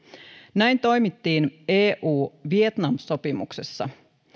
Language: Finnish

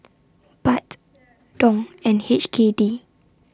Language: English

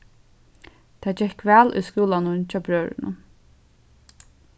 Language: Faroese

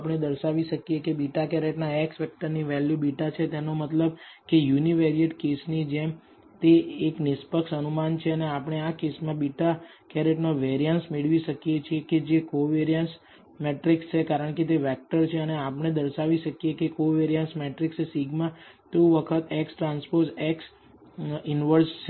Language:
Gujarati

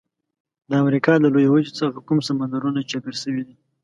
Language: Pashto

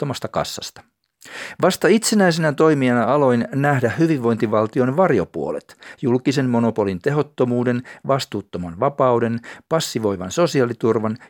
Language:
Finnish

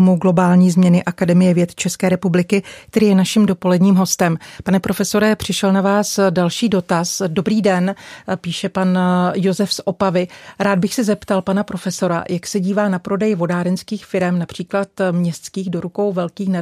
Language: Czech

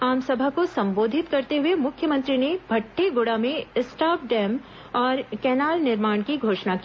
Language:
Hindi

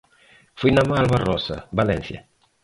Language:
Galician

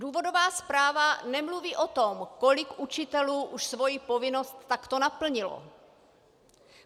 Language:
Czech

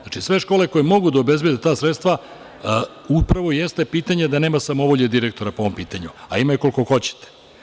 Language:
Serbian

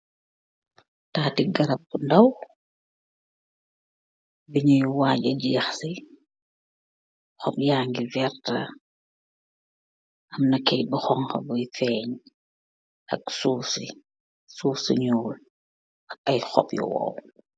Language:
Wolof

